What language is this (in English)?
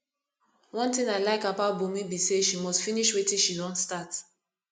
Nigerian Pidgin